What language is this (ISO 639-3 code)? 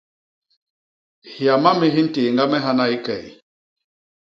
bas